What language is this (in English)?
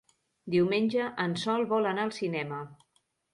Catalan